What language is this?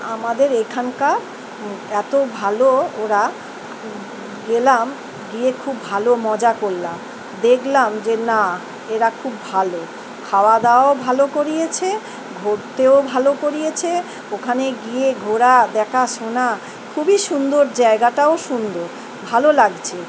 Bangla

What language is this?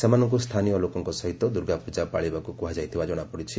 Odia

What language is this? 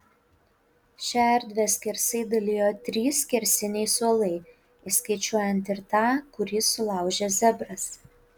Lithuanian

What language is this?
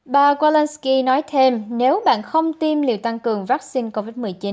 Vietnamese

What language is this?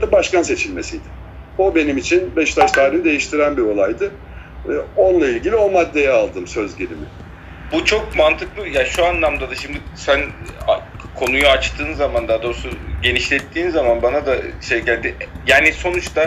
Turkish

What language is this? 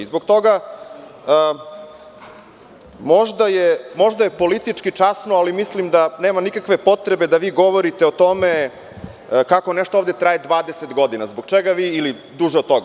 Serbian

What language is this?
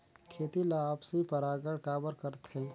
Chhattisgarhi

